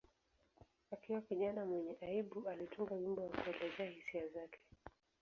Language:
Swahili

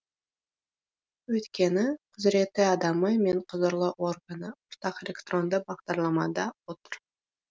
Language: Kazakh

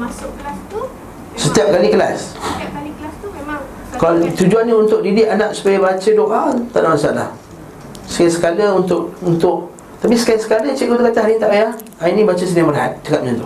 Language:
Malay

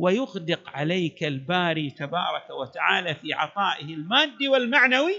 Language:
Arabic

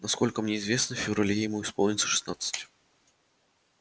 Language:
Russian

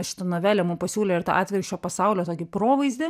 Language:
Lithuanian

